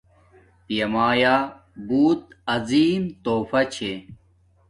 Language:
Domaaki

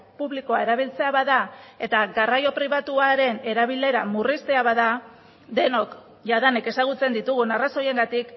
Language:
Basque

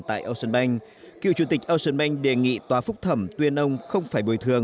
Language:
Vietnamese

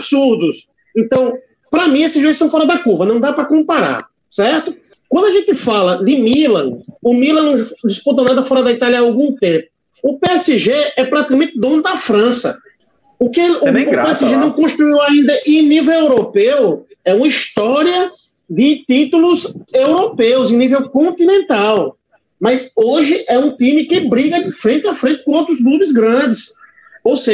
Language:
Portuguese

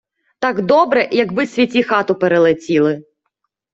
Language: Ukrainian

